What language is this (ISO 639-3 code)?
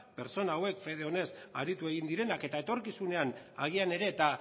eus